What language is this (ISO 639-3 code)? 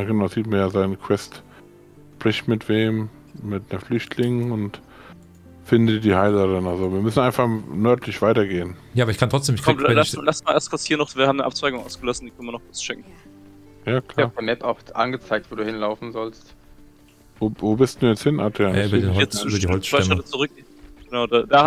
deu